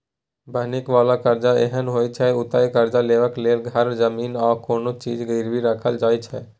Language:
Maithili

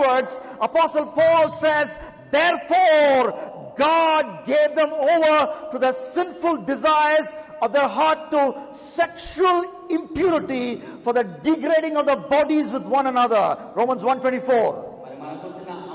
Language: English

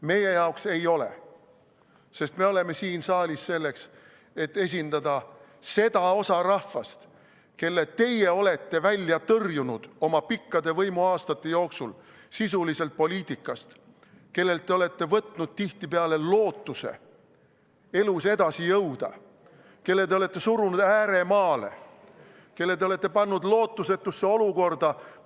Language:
Estonian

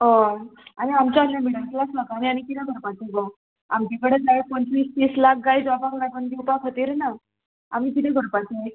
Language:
Konkani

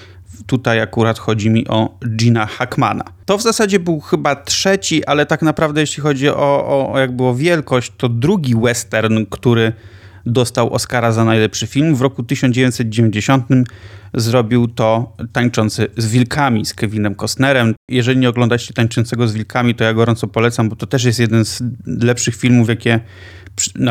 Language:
Polish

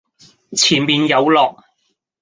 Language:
Cantonese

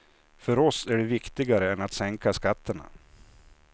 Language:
Swedish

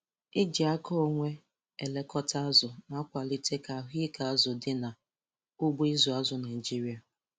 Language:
Igbo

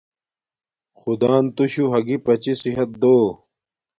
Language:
Domaaki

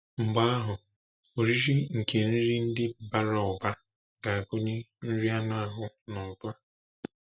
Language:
Igbo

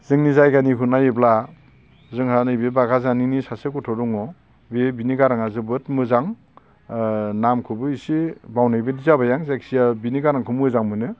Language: Bodo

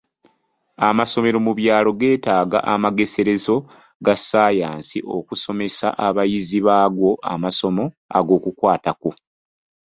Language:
Ganda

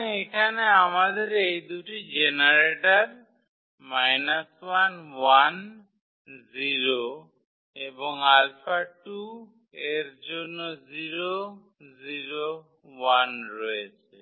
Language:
Bangla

